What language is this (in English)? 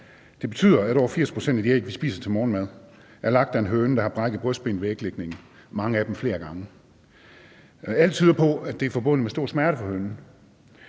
Danish